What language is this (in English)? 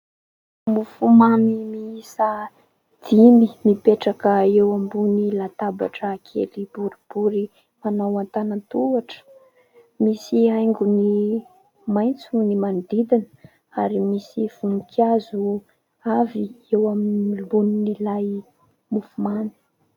Malagasy